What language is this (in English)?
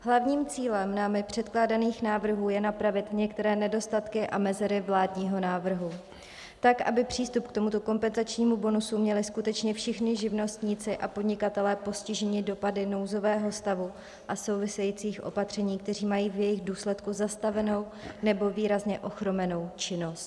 Czech